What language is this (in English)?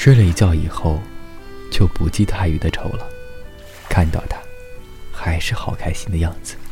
Chinese